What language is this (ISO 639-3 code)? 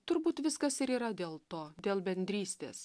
lit